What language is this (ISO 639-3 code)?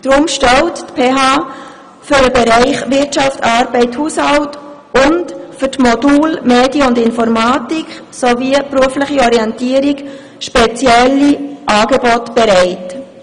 gsw